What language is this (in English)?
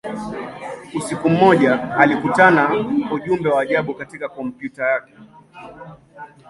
Swahili